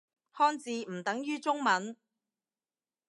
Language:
Cantonese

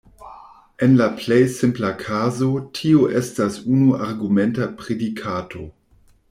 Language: Esperanto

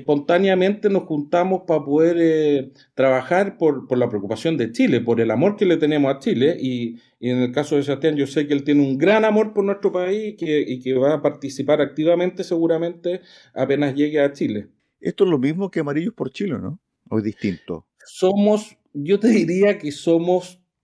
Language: Spanish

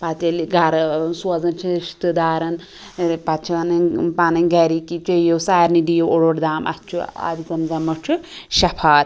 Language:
Kashmiri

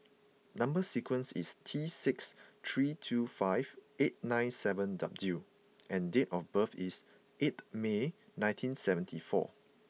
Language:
English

